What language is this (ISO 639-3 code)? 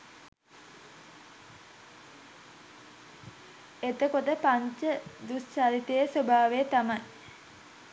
sin